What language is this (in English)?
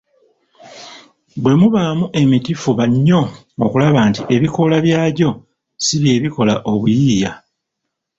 Ganda